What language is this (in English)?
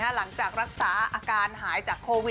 Thai